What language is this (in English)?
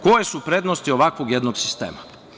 Serbian